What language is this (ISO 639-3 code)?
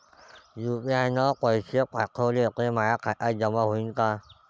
mar